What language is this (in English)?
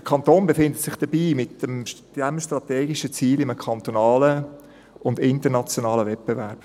Swiss German